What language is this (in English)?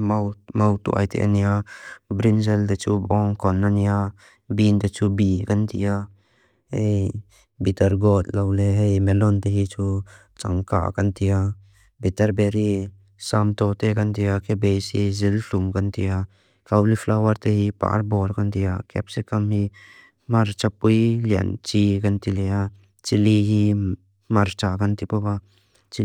Mizo